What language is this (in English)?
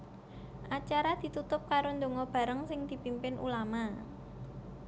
Javanese